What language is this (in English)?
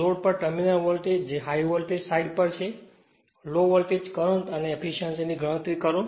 Gujarati